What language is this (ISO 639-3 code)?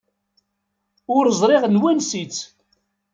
kab